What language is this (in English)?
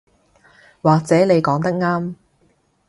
Cantonese